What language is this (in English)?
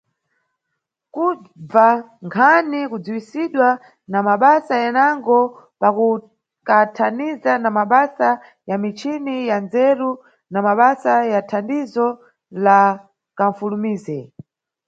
Nyungwe